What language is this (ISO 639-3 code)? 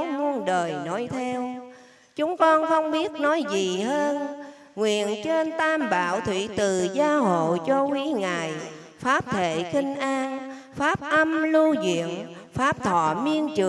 vie